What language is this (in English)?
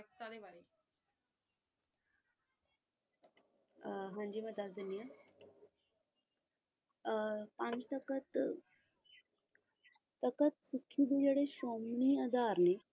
Punjabi